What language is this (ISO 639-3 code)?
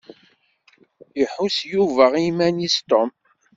kab